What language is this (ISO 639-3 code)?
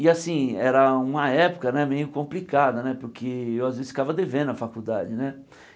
por